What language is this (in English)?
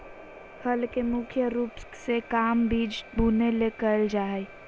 Magahi